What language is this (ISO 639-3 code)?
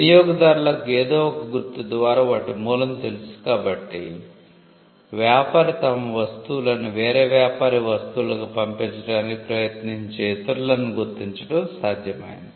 tel